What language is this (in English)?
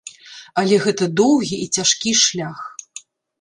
Belarusian